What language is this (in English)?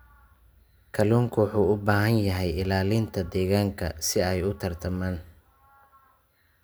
Somali